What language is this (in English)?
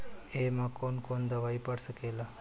Bhojpuri